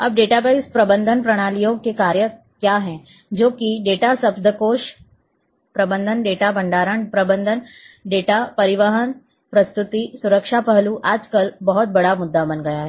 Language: Hindi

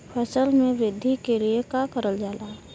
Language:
Bhojpuri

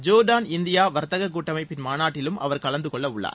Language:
Tamil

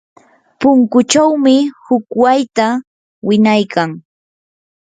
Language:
Yanahuanca Pasco Quechua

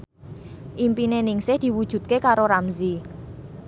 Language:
Javanese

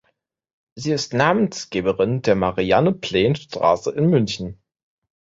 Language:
German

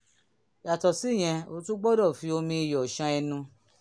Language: Yoruba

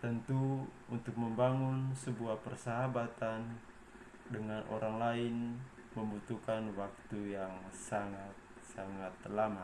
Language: Indonesian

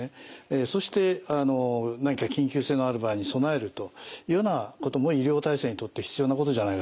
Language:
Japanese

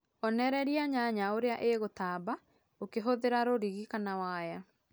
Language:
Kikuyu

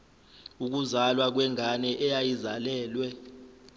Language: Zulu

